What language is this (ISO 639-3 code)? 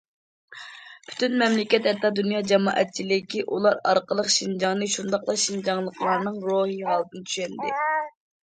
uig